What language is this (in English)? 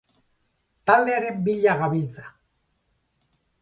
Basque